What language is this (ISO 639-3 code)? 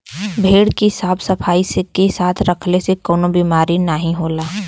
bho